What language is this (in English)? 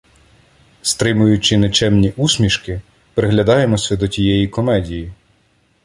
Ukrainian